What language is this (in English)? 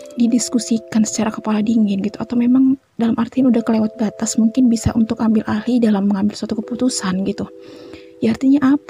Indonesian